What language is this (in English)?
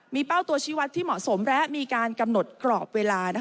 Thai